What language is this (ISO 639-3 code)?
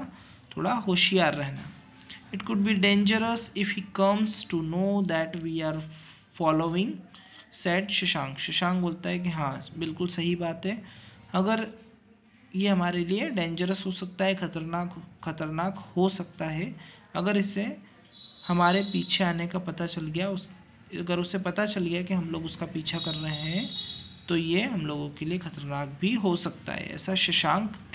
hin